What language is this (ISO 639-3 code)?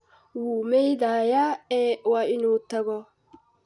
som